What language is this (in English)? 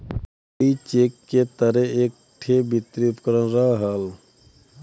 Bhojpuri